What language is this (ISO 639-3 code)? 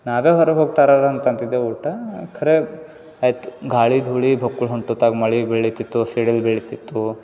kan